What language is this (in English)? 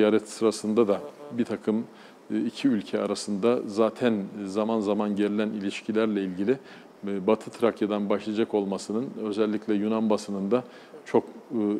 Turkish